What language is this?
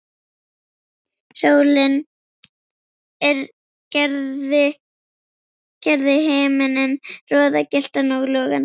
Icelandic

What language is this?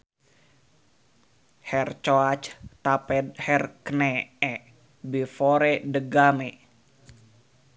Sundanese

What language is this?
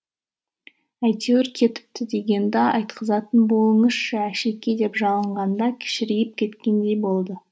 Kazakh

